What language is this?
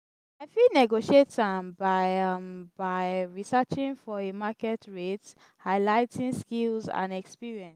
Nigerian Pidgin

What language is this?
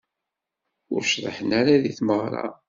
Kabyle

